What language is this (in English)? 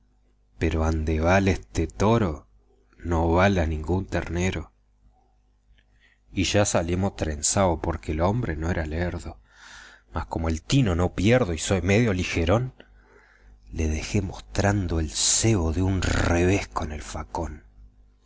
Spanish